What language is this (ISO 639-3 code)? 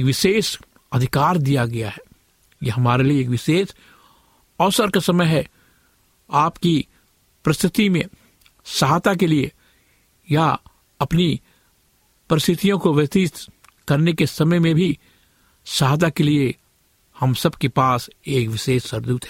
hin